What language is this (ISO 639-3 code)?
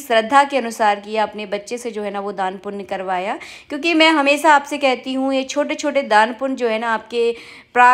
hin